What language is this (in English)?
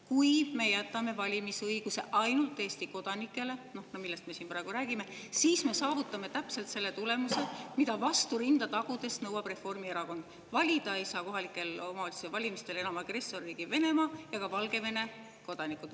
Estonian